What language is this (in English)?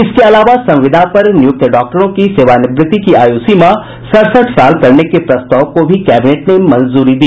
Hindi